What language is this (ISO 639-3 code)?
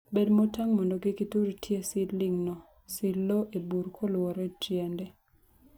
luo